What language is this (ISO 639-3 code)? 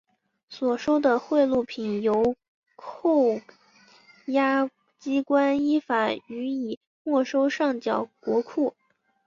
zho